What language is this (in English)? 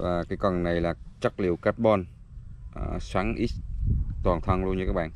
Vietnamese